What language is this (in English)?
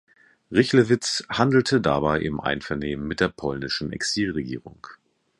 German